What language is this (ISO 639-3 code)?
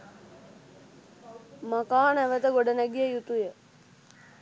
sin